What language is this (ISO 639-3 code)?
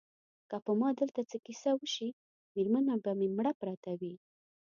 pus